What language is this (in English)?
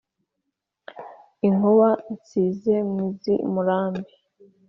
Kinyarwanda